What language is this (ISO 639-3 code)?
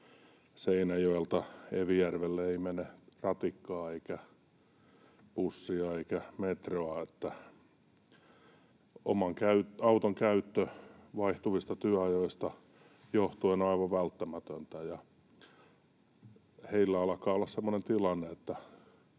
fin